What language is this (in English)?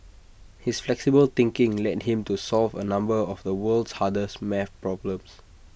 English